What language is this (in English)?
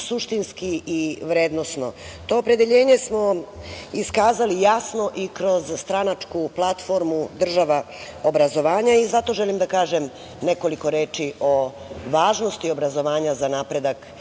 Serbian